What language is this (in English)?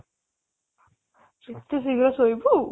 Odia